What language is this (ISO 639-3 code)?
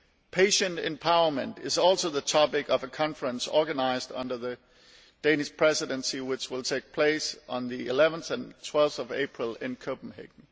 eng